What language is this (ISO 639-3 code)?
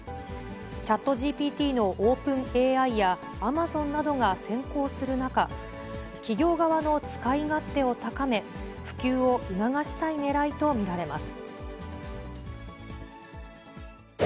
jpn